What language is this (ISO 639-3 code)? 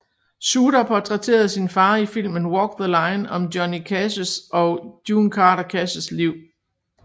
dan